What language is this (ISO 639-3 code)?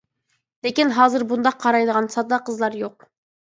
uig